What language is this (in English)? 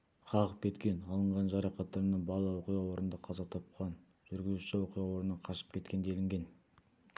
Kazakh